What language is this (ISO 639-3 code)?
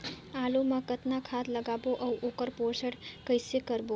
hne